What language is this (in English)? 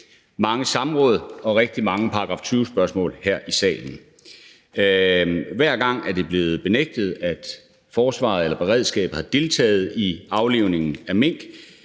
Danish